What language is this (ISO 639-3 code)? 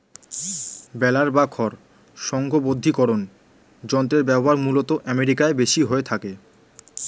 ben